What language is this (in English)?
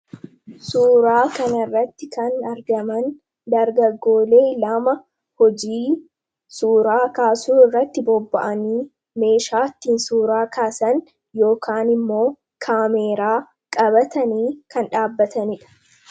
Oromo